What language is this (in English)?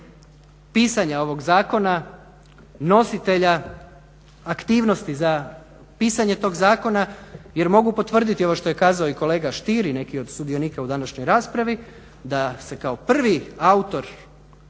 Croatian